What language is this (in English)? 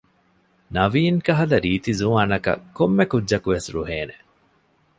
Divehi